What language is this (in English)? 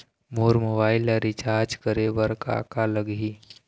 Chhattisgarhi